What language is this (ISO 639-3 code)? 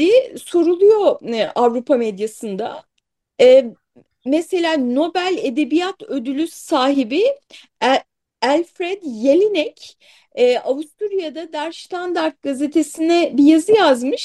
tur